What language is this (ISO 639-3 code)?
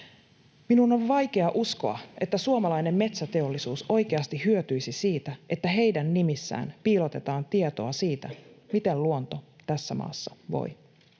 fin